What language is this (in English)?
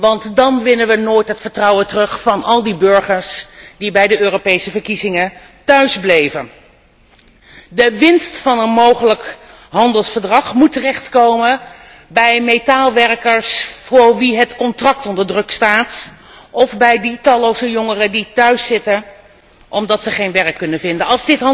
Dutch